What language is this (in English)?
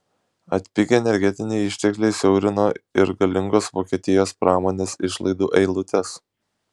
Lithuanian